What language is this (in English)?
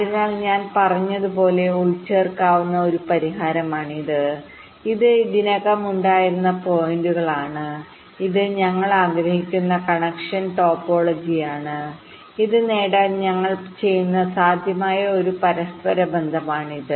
Malayalam